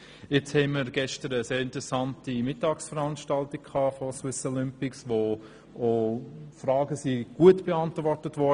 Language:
Swiss German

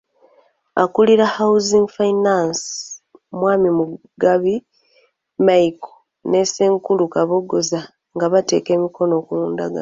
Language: Ganda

